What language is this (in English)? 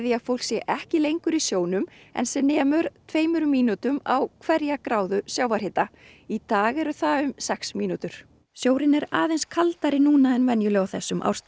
Icelandic